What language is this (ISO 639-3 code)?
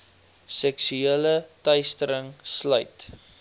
afr